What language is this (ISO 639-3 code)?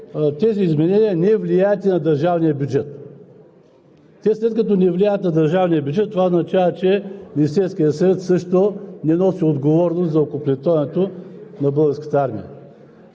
bul